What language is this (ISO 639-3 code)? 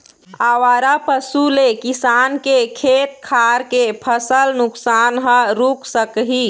hne